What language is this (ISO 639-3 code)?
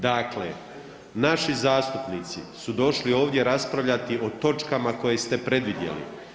hrv